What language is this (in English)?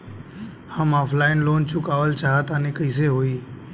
Bhojpuri